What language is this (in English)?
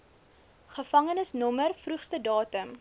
Afrikaans